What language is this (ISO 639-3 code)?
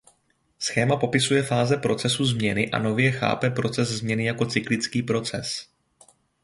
ces